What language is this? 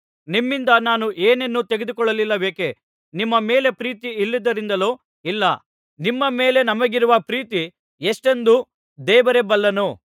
Kannada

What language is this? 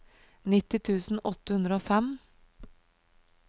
Norwegian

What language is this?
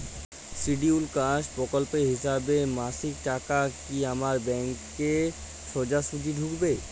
Bangla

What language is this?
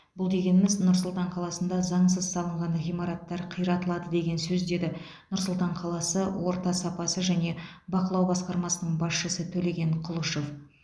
Kazakh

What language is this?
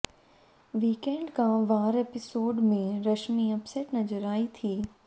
Hindi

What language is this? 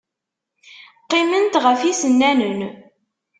Kabyle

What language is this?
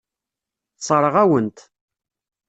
Kabyle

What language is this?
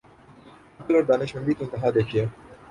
Urdu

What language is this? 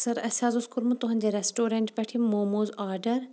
Kashmiri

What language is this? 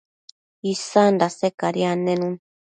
Matsés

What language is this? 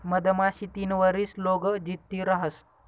Marathi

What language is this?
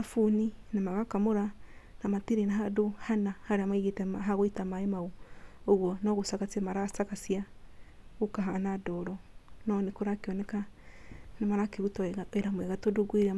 Kikuyu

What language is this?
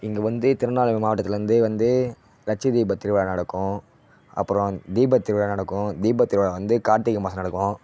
Tamil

